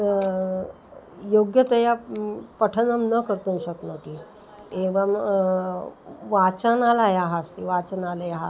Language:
Sanskrit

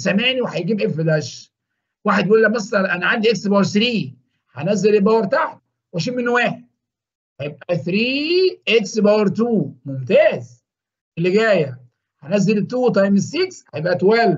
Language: Arabic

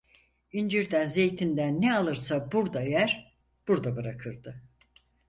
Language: Turkish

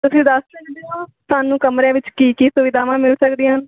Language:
Punjabi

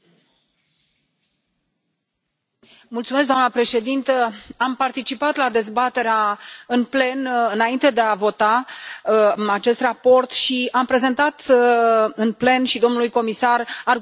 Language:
Romanian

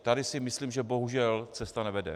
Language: Czech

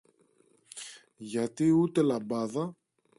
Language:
Greek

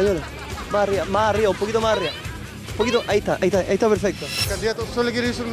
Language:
Spanish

